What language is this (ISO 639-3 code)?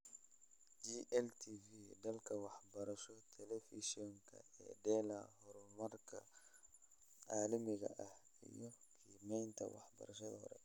som